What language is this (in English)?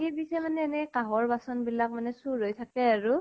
Assamese